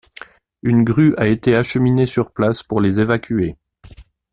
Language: French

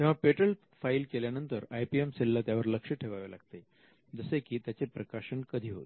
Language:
Marathi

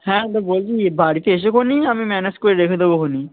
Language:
Bangla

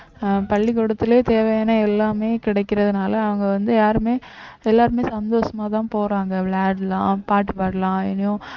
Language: Tamil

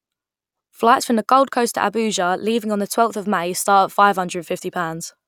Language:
English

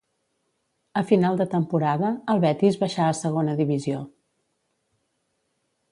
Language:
Catalan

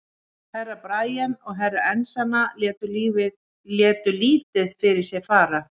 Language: Icelandic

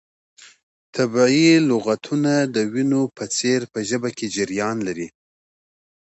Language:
Pashto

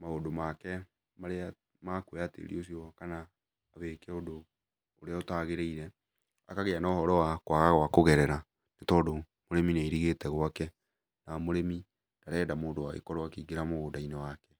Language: Kikuyu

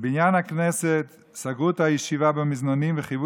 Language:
Hebrew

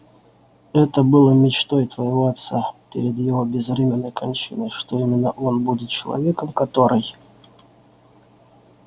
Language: Russian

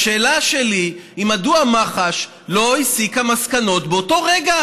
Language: Hebrew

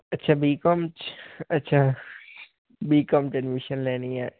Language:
Punjabi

